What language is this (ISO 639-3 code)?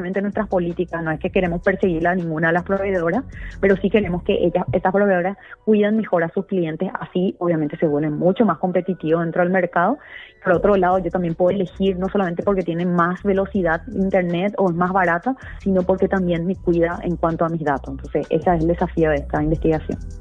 spa